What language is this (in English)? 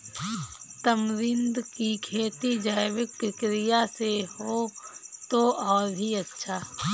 Hindi